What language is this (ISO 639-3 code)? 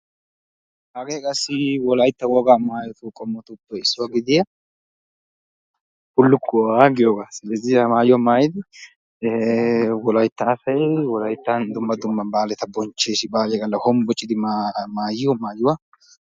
wal